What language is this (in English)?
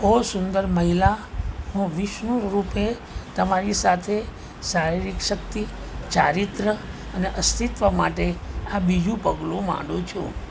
Gujarati